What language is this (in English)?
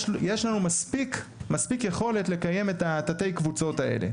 Hebrew